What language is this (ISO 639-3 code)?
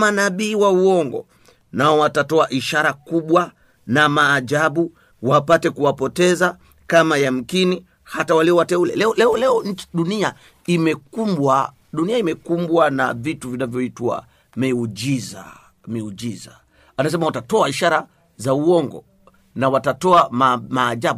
swa